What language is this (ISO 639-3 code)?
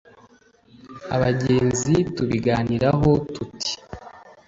kin